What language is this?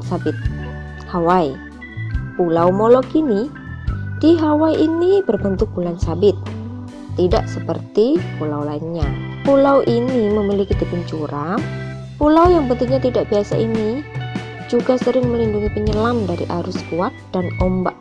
Indonesian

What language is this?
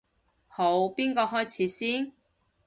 Cantonese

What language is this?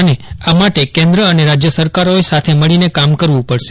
Gujarati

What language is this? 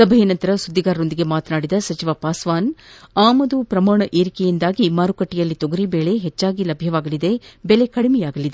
Kannada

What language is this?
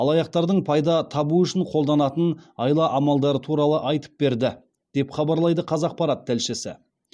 Kazakh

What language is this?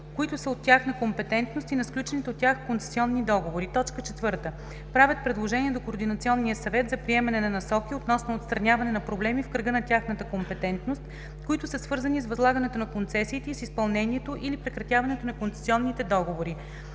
Bulgarian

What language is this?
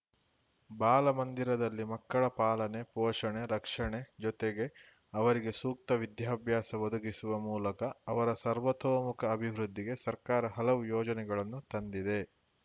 Kannada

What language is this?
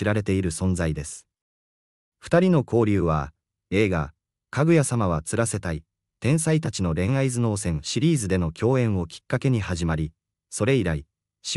Japanese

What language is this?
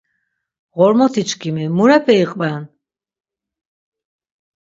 Laz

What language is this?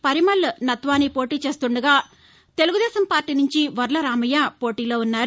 Telugu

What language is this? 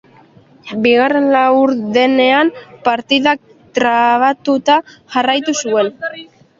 Basque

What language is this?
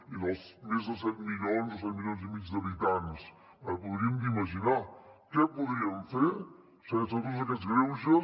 Catalan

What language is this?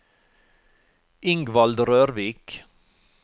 Norwegian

